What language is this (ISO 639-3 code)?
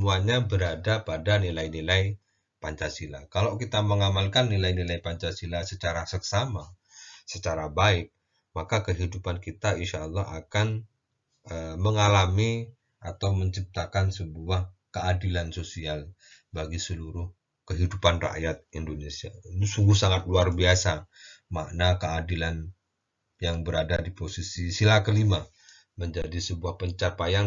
ind